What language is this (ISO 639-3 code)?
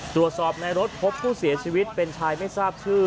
tha